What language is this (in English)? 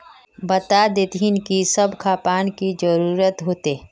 Magahi